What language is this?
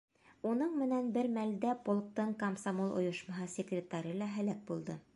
Bashkir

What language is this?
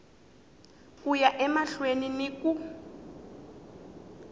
Tsonga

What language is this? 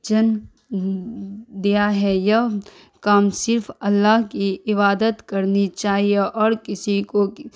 Urdu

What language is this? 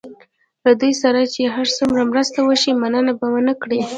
Pashto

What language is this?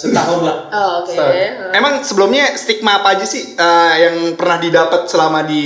Indonesian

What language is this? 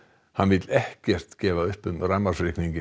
Icelandic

